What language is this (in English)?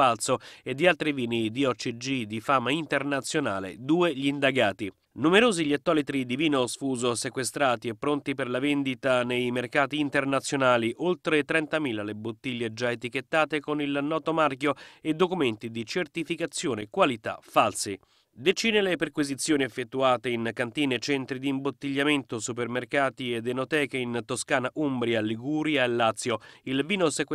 Italian